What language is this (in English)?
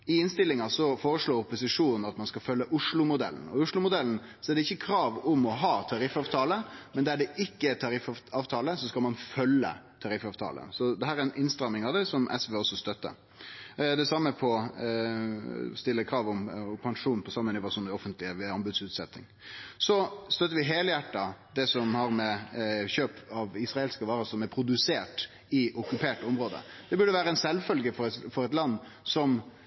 Norwegian Nynorsk